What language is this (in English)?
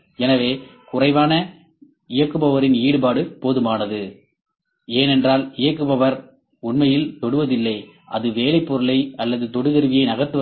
Tamil